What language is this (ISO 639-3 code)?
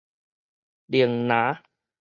nan